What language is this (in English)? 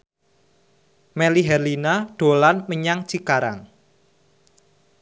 Javanese